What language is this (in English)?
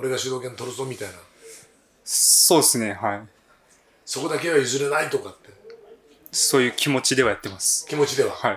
Japanese